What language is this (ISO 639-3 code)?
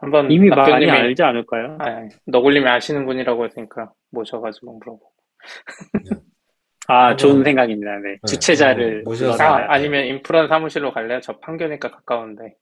kor